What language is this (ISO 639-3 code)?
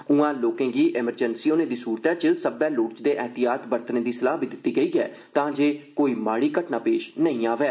doi